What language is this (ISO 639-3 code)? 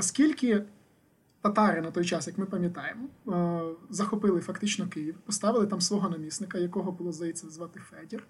ukr